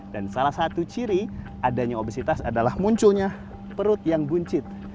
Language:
Indonesian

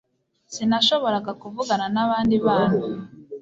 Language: Kinyarwanda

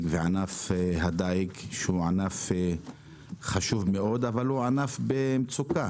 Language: Hebrew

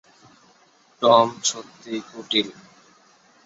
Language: Bangla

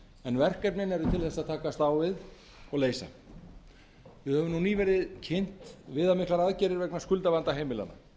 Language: Icelandic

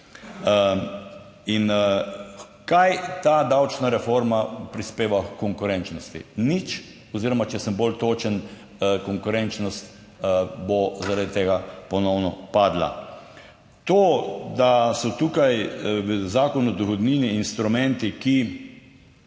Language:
Slovenian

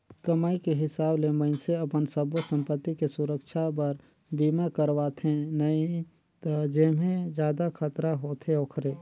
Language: Chhattisgarhi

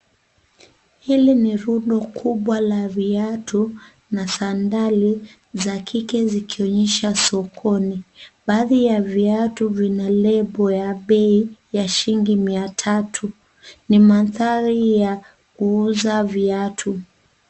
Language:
Swahili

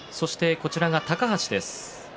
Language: Japanese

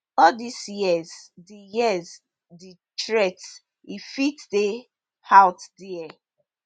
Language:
Nigerian Pidgin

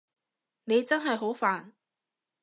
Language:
Cantonese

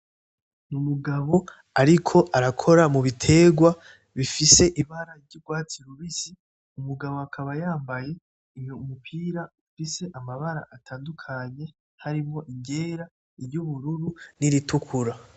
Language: Rundi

